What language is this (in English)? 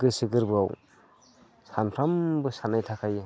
Bodo